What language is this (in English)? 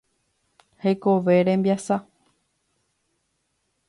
Guarani